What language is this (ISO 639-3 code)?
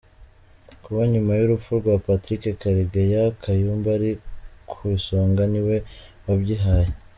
kin